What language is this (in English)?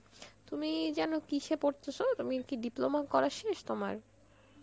Bangla